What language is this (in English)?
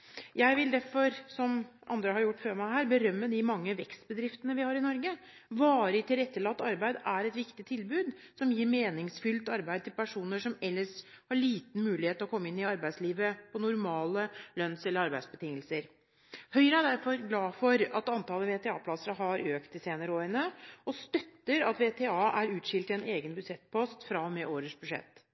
Norwegian Bokmål